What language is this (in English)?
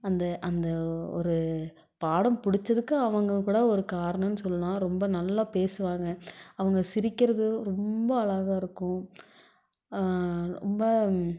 Tamil